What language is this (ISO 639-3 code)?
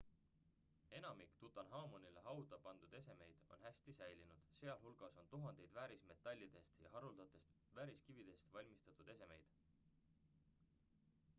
est